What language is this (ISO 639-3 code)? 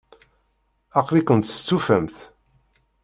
kab